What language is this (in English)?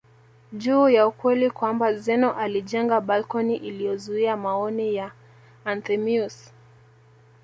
Swahili